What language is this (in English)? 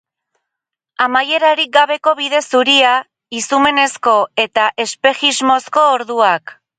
Basque